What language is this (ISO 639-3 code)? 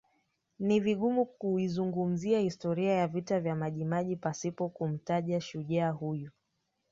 swa